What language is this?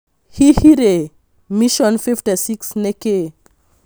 Kikuyu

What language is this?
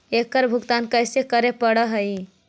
Magahi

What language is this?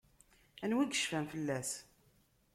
Kabyle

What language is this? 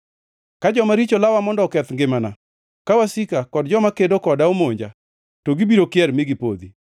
Luo (Kenya and Tanzania)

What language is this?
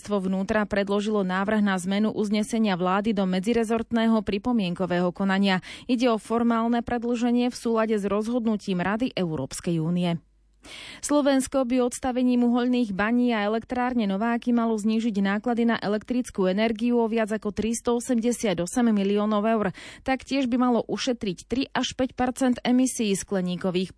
Slovak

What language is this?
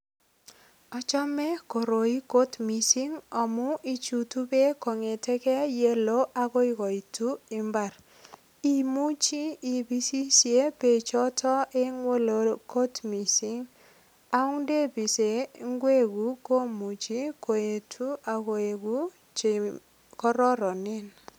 Kalenjin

